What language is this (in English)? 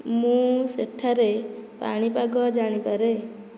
Odia